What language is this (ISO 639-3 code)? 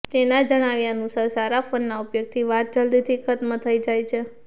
guj